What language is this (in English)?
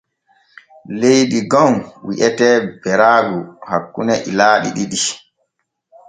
Borgu Fulfulde